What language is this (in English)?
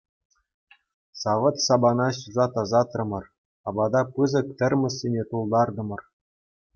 Chuvash